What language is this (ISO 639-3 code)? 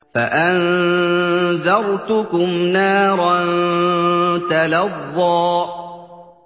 ara